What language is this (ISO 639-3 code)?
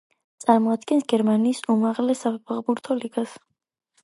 kat